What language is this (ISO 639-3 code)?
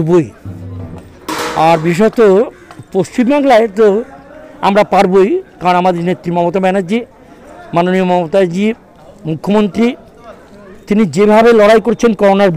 hin